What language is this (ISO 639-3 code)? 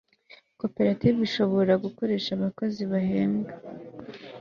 kin